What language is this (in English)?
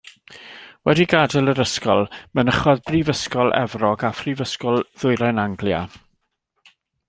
Welsh